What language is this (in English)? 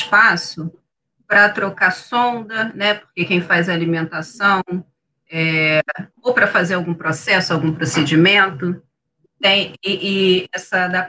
Portuguese